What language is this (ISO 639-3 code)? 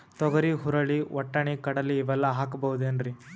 kan